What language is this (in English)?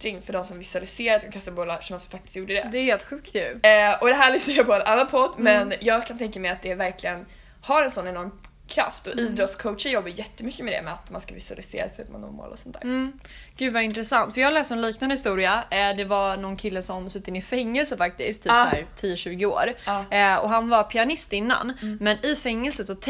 Swedish